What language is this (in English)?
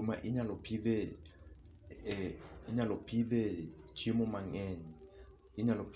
Luo (Kenya and Tanzania)